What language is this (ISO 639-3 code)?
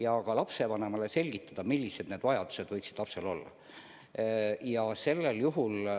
est